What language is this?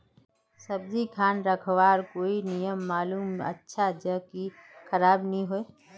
Magahi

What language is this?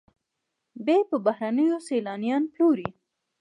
Pashto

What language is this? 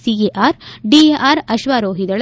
Kannada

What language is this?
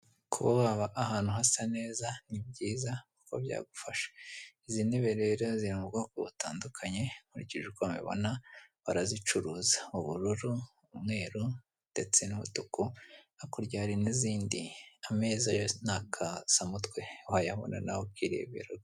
Kinyarwanda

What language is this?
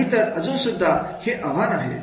Marathi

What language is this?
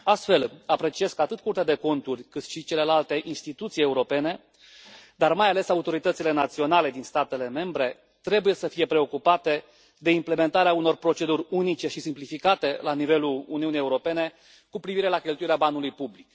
Romanian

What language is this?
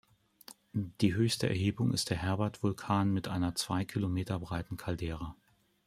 German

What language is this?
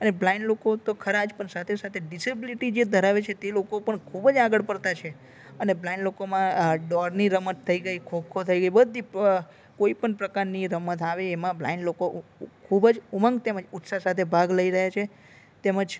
Gujarati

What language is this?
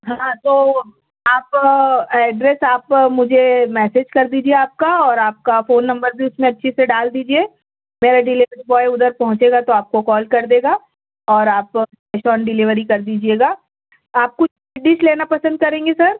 Urdu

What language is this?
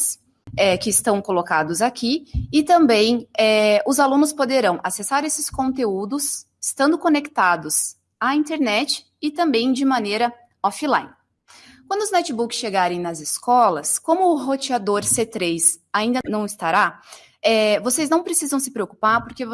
Portuguese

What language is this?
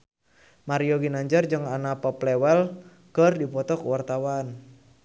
Sundanese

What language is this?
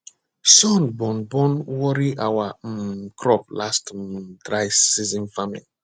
Nigerian Pidgin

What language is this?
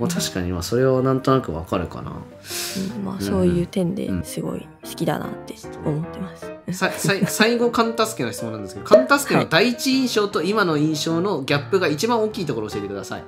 Japanese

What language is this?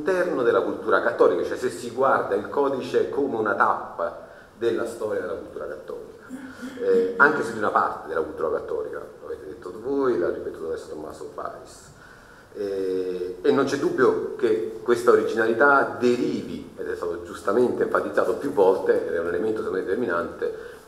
Italian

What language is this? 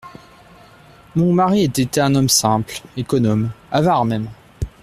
French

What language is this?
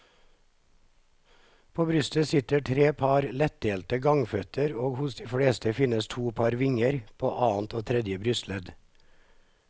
Norwegian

